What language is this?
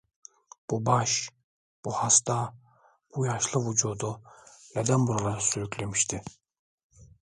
Turkish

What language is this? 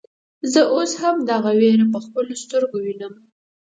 Pashto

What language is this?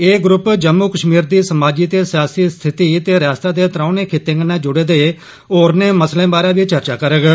Dogri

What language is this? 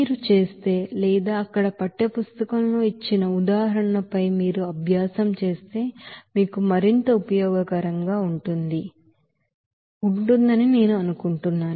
Telugu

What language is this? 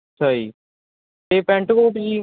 Punjabi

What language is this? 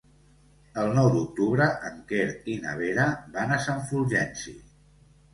Catalan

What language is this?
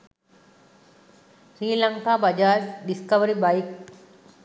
Sinhala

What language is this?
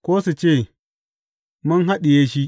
Hausa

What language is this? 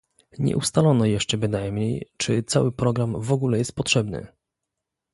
Polish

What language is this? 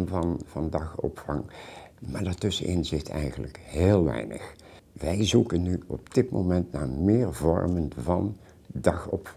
Dutch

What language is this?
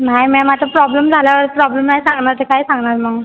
Marathi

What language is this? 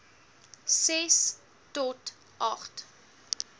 Afrikaans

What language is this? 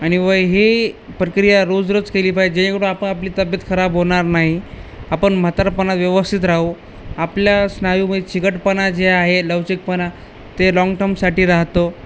Marathi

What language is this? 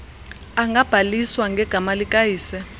Xhosa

